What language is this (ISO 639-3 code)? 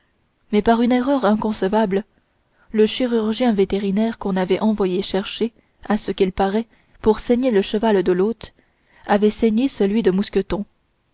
fra